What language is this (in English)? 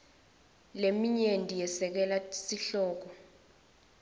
Swati